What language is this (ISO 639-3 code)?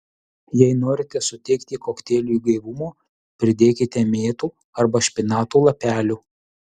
lit